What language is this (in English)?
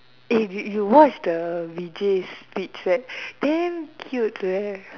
English